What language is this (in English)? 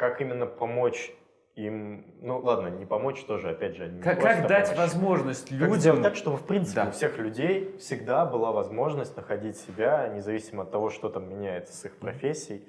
Russian